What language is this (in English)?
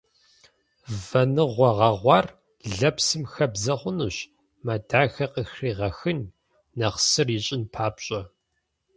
Kabardian